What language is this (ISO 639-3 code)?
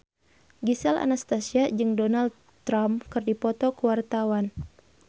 sun